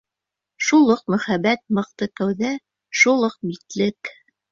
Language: Bashkir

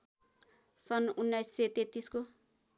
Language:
Nepali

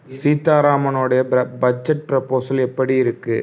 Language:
Tamil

